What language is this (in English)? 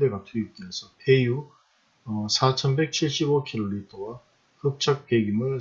Korean